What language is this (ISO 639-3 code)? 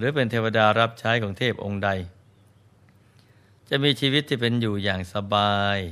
tha